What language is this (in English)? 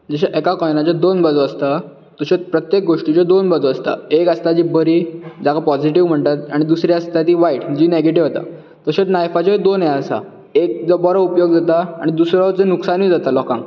Konkani